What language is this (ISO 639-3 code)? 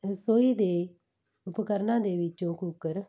pan